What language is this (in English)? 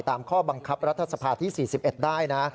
Thai